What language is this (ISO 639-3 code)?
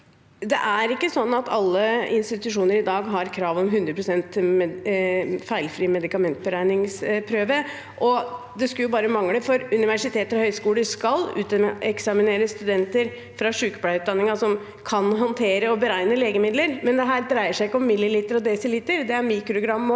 nor